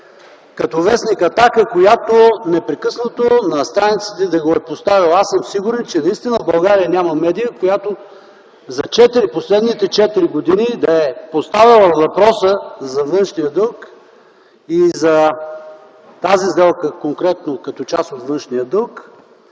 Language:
Bulgarian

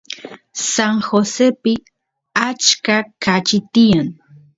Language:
Santiago del Estero Quichua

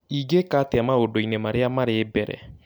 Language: Kikuyu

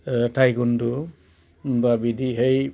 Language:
Bodo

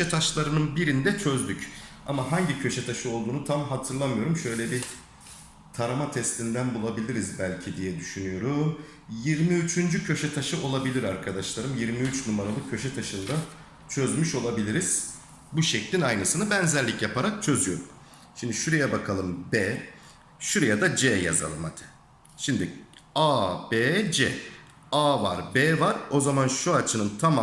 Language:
Turkish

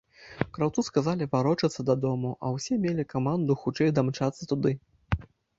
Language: Belarusian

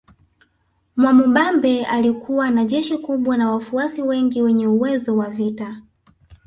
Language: Swahili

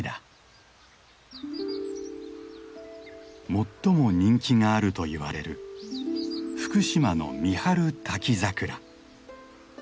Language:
Japanese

